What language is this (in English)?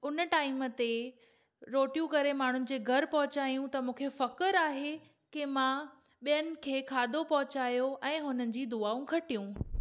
Sindhi